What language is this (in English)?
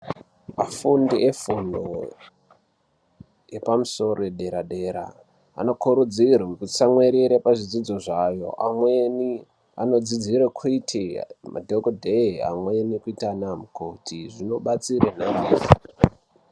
Ndau